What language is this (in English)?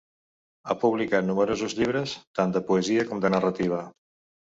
Catalan